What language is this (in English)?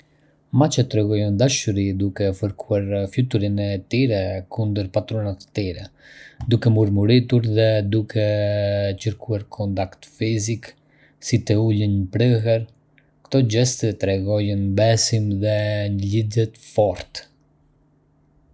Arbëreshë Albanian